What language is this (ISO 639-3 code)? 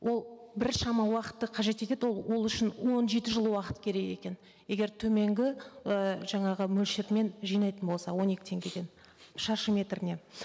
kaz